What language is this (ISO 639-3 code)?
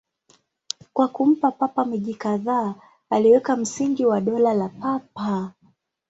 swa